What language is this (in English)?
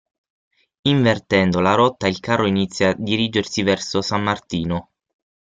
Italian